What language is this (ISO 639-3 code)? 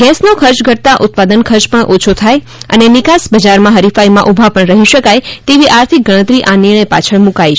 guj